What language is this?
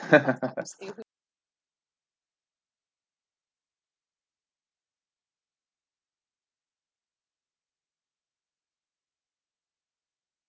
English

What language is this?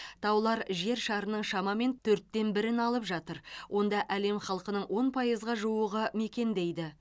Kazakh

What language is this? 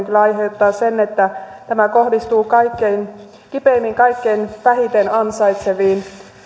Finnish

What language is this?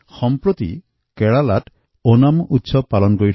Assamese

